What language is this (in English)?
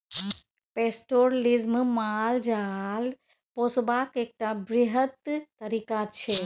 Maithili